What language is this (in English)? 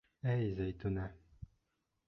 Bashkir